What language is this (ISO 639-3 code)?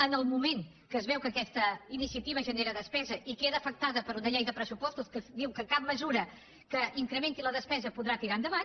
cat